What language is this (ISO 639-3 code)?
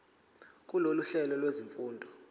zul